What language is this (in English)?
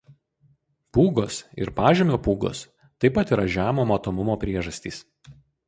Lithuanian